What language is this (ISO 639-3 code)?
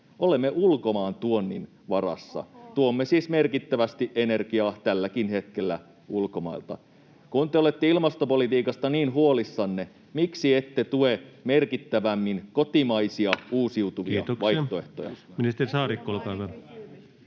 fin